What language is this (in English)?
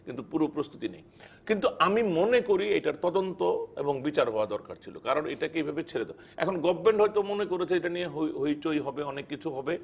Bangla